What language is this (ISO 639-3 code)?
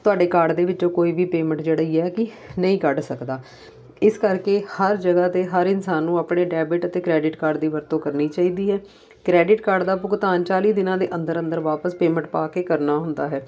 pan